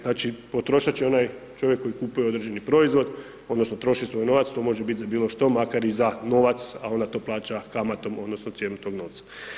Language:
Croatian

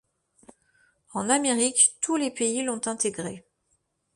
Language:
French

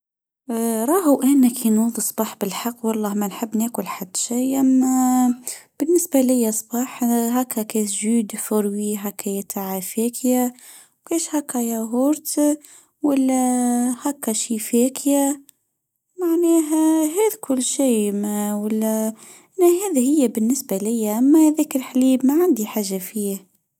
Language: Tunisian Arabic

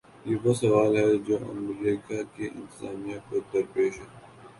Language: Urdu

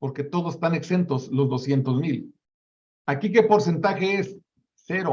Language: Spanish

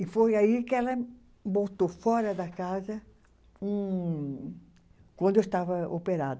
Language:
Portuguese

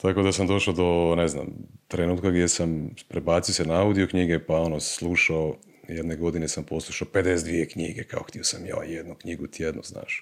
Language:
Croatian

